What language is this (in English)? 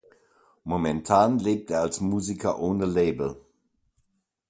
German